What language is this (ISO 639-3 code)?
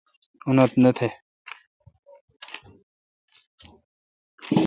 xka